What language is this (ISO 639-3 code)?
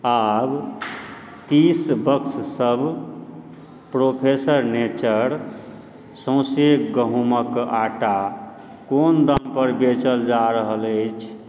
mai